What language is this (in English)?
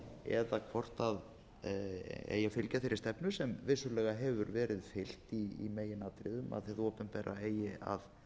Icelandic